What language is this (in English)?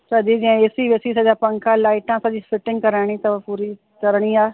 Sindhi